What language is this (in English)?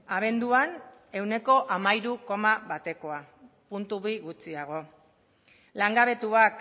Basque